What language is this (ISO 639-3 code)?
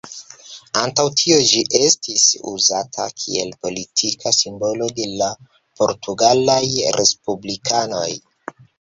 epo